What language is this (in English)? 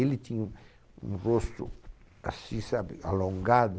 Portuguese